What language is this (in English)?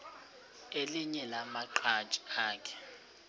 Xhosa